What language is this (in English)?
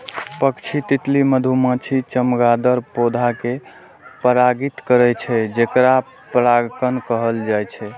Maithili